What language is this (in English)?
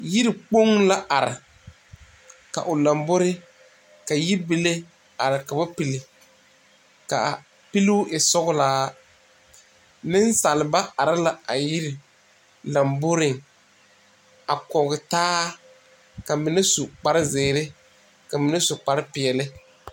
Southern Dagaare